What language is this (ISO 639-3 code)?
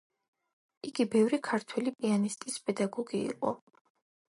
kat